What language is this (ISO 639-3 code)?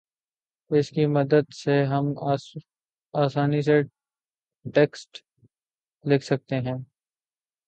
urd